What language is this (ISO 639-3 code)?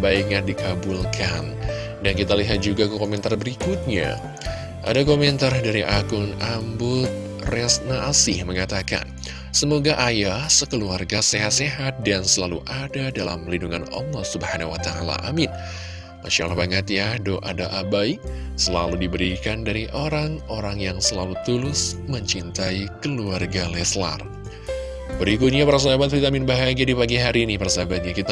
ind